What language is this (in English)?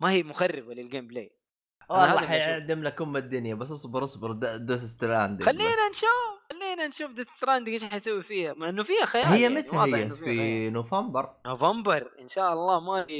Arabic